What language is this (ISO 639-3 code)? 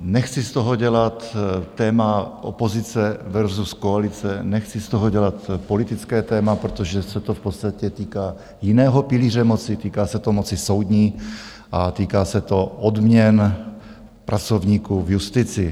ces